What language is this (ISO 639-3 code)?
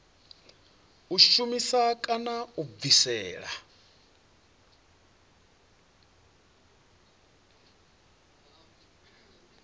ven